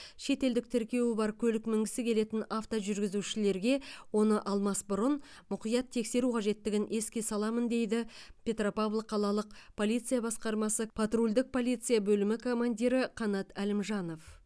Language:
Kazakh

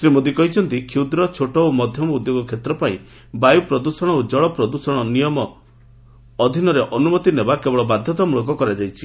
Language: Odia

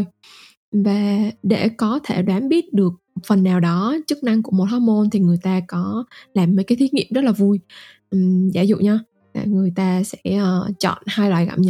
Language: Vietnamese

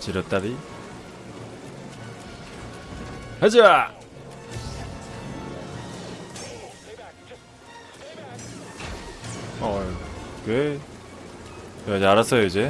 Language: Korean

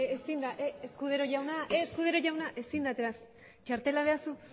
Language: Basque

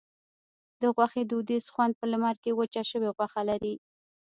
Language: Pashto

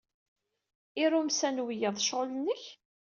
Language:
Kabyle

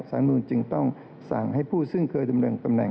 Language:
Thai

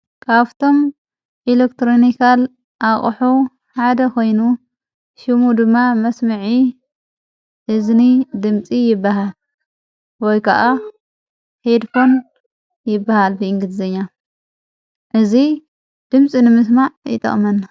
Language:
Tigrinya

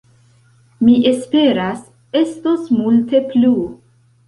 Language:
Esperanto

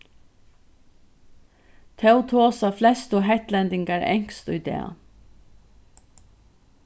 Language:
Faroese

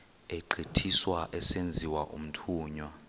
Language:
Xhosa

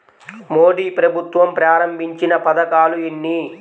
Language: Telugu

